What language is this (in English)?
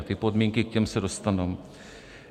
Czech